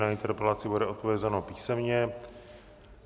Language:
Czech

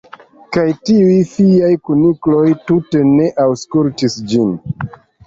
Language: Esperanto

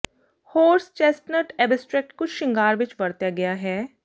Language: Punjabi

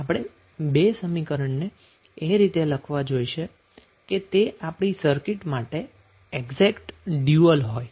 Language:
Gujarati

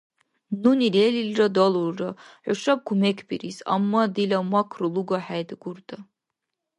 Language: Dargwa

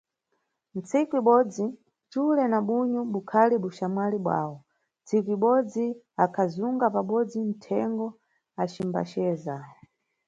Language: Nyungwe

